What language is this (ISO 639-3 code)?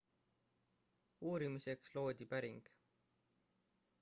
est